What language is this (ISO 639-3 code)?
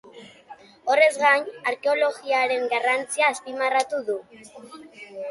eus